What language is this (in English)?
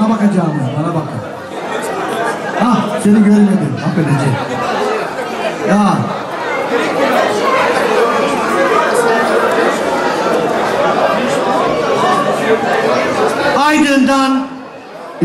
Turkish